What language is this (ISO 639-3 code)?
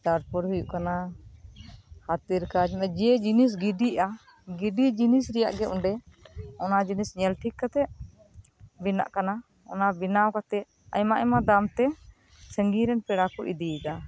sat